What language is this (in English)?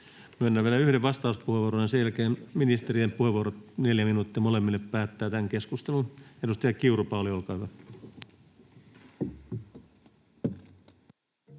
Finnish